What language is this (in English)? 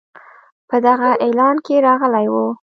Pashto